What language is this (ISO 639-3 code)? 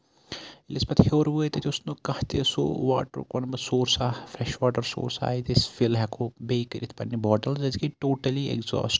kas